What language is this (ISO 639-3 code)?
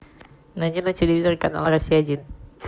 rus